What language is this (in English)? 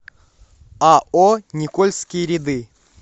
Russian